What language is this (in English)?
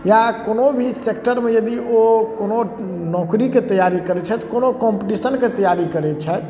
Maithili